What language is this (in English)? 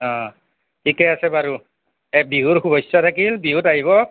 Assamese